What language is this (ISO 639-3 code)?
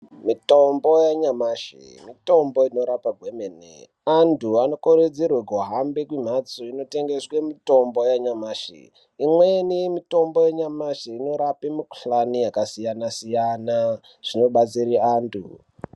ndc